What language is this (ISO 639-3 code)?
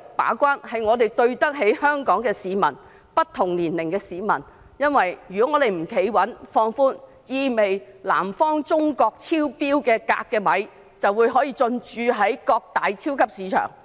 yue